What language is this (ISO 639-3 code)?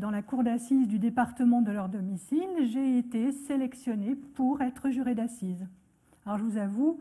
fra